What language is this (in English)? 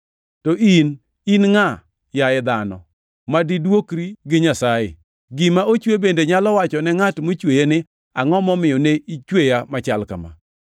Luo (Kenya and Tanzania)